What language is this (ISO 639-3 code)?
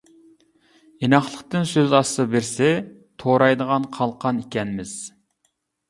uig